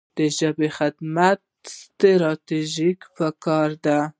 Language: Pashto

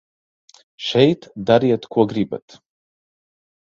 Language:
Latvian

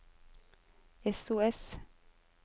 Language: Norwegian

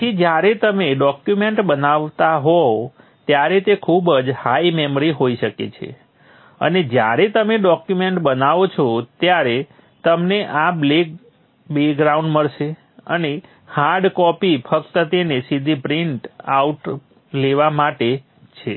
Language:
Gujarati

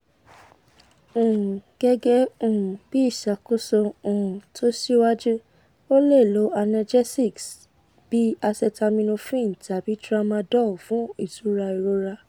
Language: Yoruba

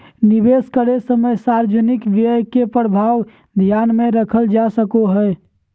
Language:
Magahi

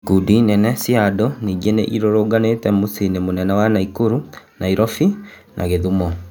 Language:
Kikuyu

